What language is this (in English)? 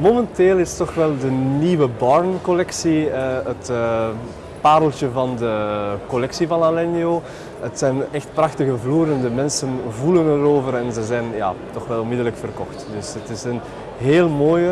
Dutch